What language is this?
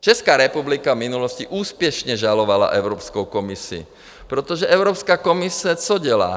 Czech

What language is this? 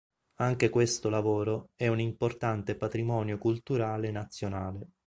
Italian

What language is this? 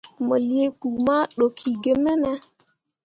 Mundang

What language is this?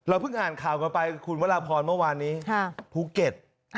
Thai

